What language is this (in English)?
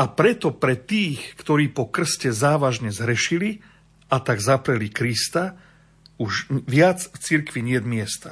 Slovak